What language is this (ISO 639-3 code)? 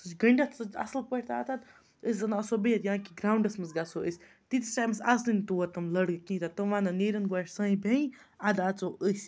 kas